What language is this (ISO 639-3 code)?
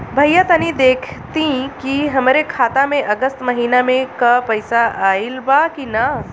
bho